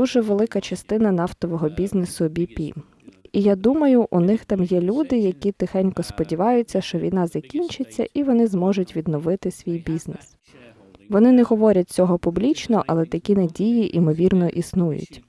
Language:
Ukrainian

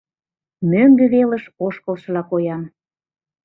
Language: Mari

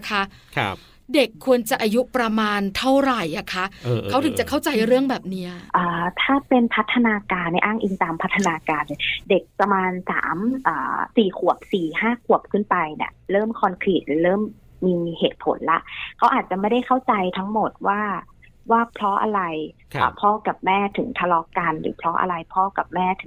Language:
Thai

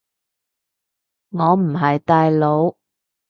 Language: Cantonese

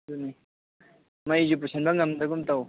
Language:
Manipuri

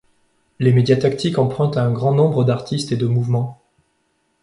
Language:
French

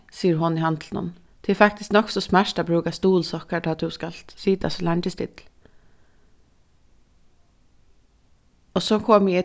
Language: Faroese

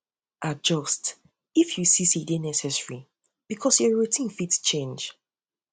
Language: Nigerian Pidgin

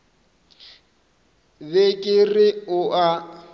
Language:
Northern Sotho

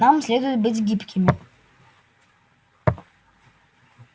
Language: Russian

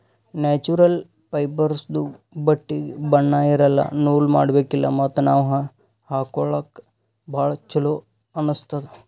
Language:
Kannada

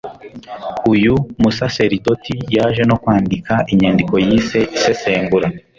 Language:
Kinyarwanda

